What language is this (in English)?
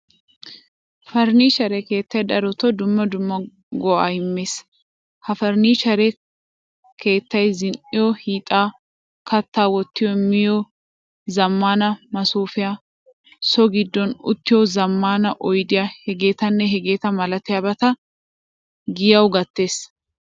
Wolaytta